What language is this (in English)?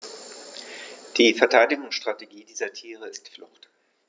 German